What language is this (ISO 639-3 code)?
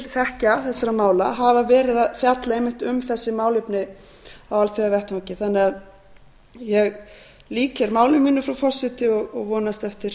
isl